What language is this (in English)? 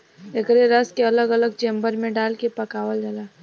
Bhojpuri